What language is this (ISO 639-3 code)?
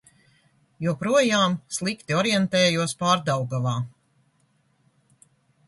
lav